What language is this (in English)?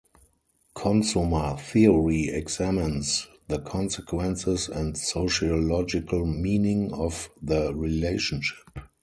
English